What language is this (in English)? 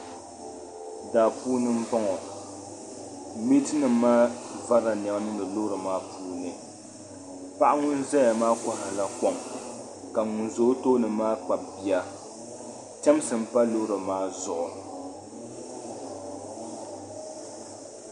Dagbani